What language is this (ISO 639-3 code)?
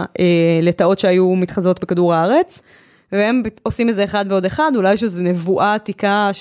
heb